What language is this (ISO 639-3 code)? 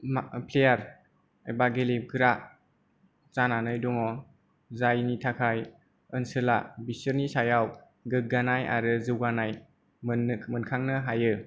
brx